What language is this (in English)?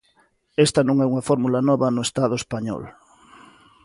Galician